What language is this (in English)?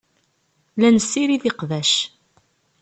Kabyle